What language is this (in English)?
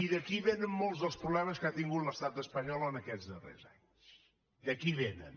Catalan